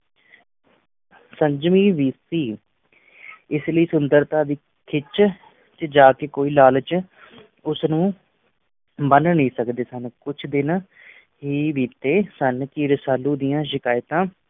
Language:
Punjabi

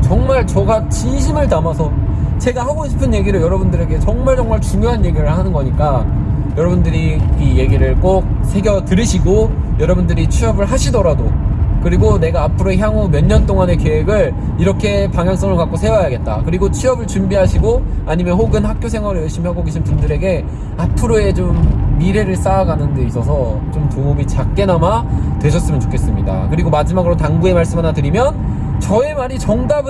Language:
Korean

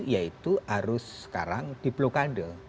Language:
Indonesian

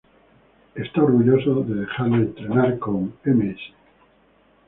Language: Spanish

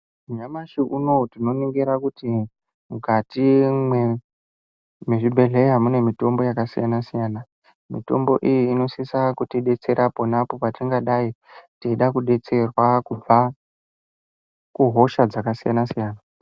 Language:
Ndau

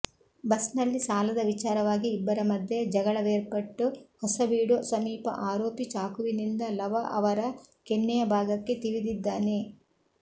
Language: Kannada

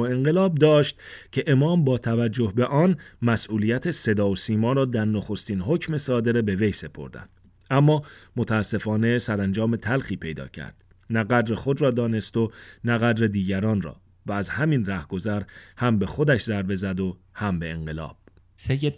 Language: Persian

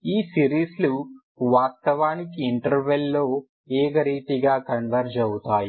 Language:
Telugu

